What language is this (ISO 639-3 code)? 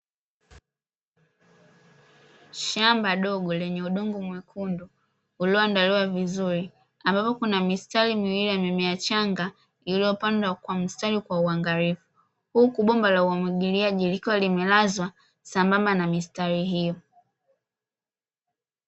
swa